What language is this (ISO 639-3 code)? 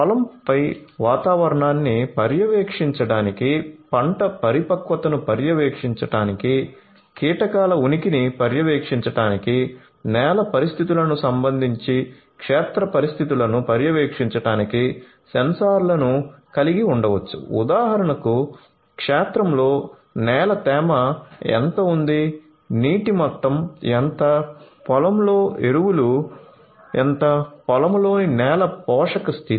tel